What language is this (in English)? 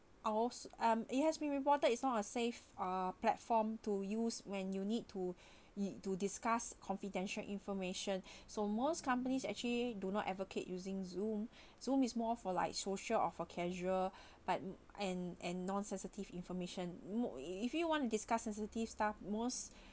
English